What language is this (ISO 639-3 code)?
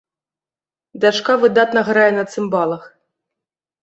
bel